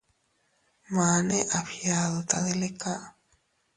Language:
Teutila Cuicatec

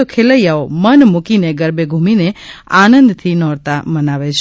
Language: Gujarati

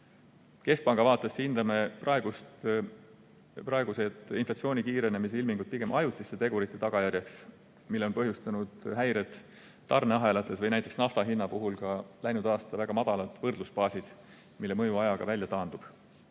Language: Estonian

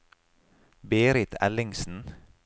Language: Norwegian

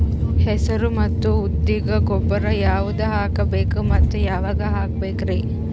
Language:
Kannada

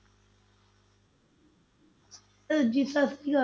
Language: Punjabi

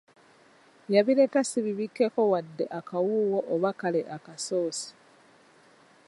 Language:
Ganda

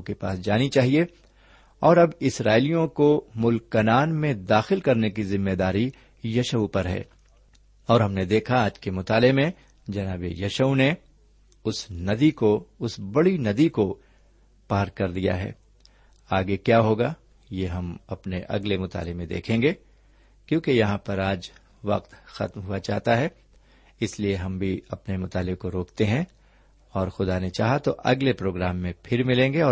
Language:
Urdu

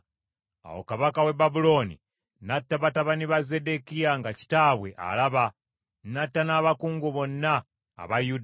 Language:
Ganda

